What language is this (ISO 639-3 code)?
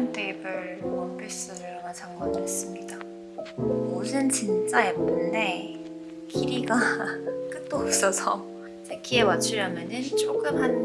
kor